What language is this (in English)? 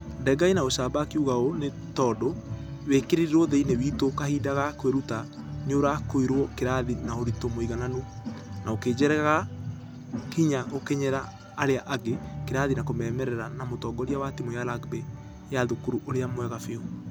Kikuyu